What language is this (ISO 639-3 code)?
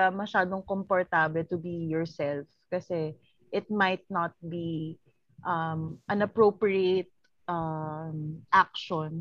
fil